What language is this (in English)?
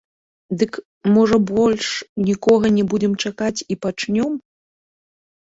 Belarusian